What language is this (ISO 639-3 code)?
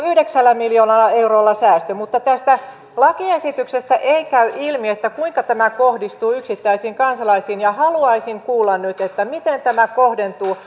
fin